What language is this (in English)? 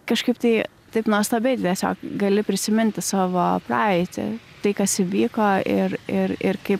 Lithuanian